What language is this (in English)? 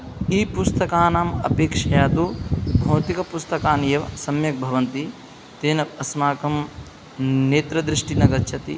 Sanskrit